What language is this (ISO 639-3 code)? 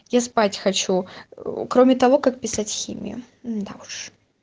rus